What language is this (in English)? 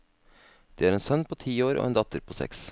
Norwegian